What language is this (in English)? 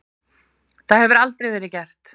Icelandic